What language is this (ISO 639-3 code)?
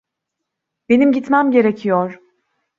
tur